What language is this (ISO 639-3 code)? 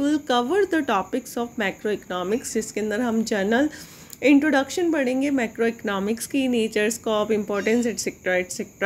hin